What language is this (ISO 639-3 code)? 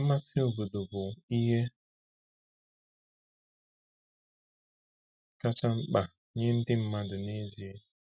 ibo